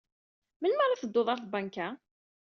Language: Kabyle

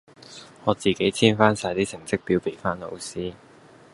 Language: Cantonese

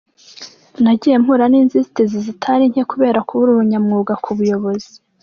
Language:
Kinyarwanda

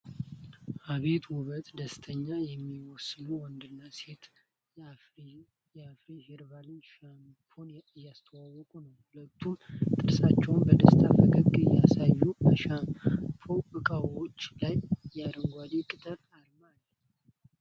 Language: Amharic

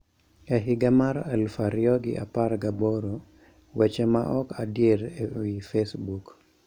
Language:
Luo (Kenya and Tanzania)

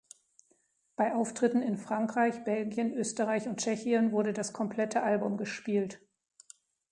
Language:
German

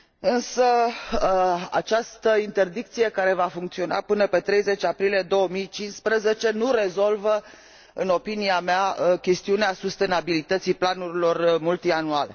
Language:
Romanian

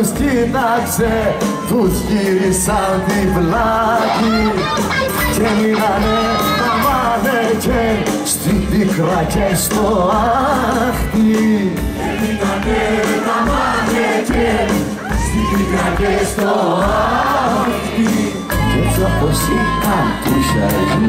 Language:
Greek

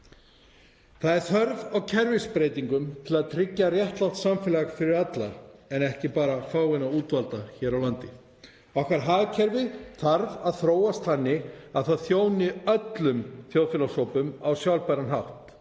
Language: Icelandic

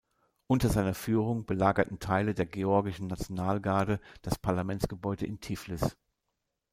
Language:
German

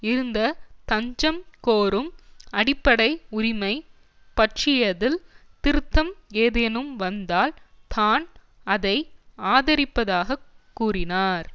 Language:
Tamil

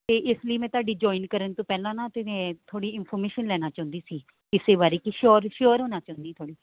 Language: Punjabi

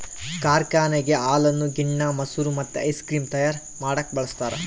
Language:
Kannada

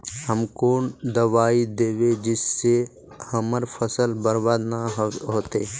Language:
Magahi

